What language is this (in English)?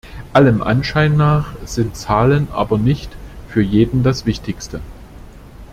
German